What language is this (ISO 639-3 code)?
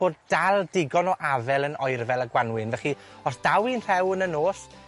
cym